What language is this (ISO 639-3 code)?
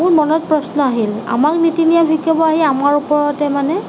asm